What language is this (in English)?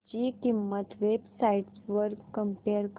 Marathi